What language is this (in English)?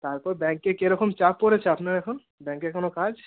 Bangla